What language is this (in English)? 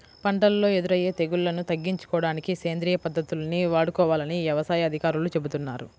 Telugu